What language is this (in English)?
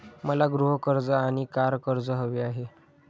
Marathi